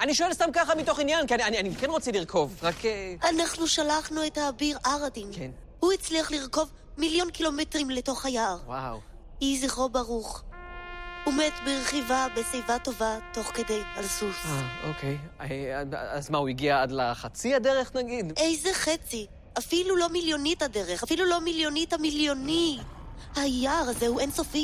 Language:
Hebrew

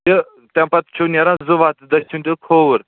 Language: Kashmiri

